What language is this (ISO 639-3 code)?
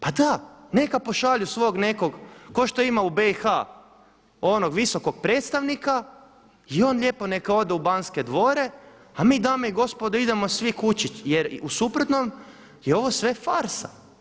hrv